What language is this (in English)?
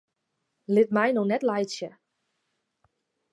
Western Frisian